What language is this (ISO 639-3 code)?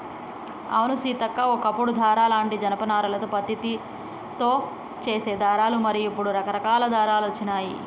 tel